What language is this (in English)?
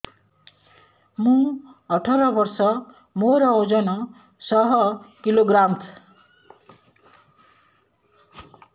Odia